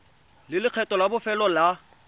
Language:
Tswana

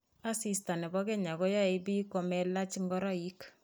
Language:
Kalenjin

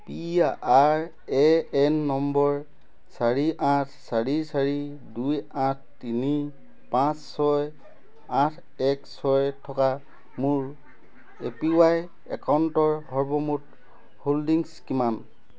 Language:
Assamese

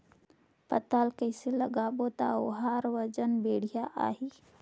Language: Chhattisgarhi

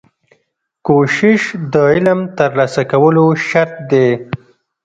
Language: Pashto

